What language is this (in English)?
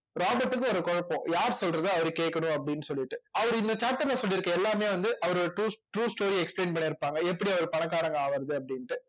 Tamil